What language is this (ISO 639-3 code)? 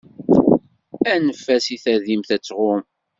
kab